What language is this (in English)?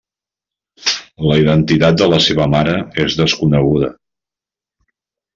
Catalan